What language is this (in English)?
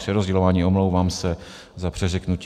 Czech